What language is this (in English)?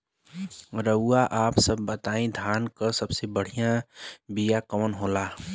Bhojpuri